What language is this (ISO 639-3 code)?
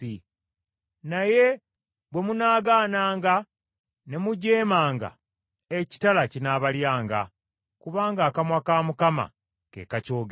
lug